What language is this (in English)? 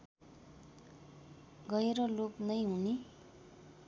Nepali